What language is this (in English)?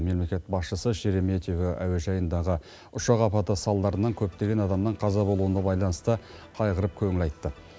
Kazakh